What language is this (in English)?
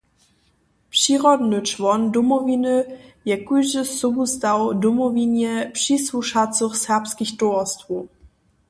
Upper Sorbian